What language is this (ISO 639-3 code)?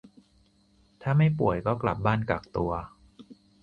tha